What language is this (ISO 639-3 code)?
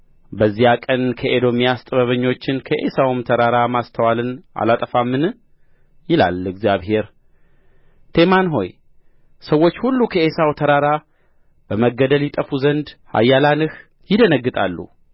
amh